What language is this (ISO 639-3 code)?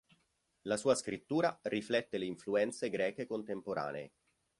ita